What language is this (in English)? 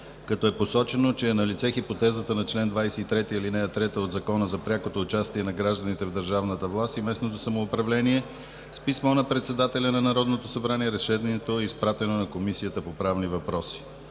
Bulgarian